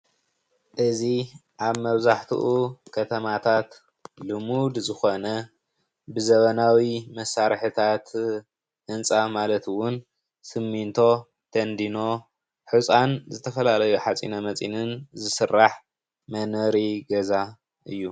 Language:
Tigrinya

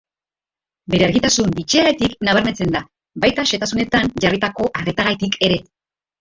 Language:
Basque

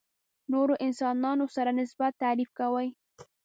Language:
Pashto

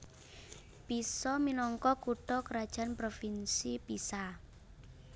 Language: Javanese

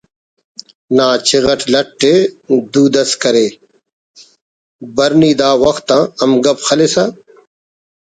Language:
Brahui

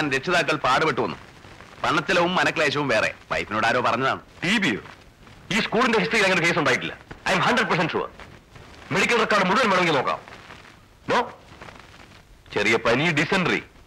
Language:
Malayalam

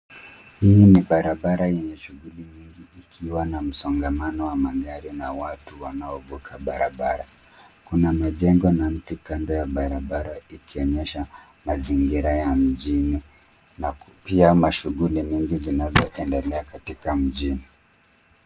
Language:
Swahili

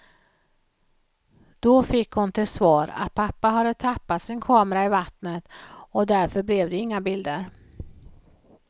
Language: Swedish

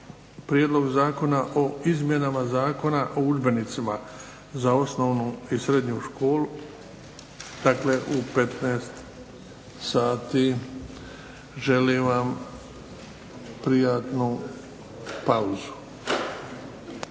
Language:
Croatian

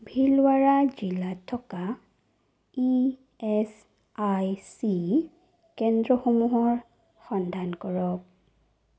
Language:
Assamese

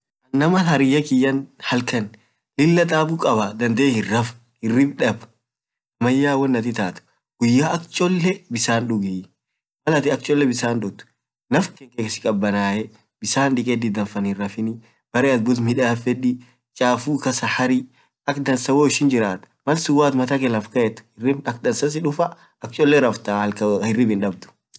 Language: Orma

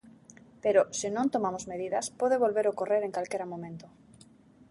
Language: Galician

